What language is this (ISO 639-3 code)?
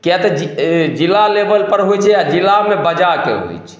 mai